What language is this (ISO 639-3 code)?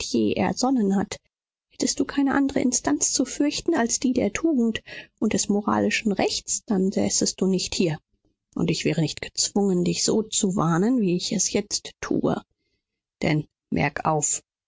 deu